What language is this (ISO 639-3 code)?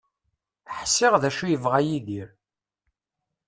kab